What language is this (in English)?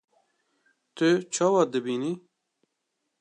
Kurdish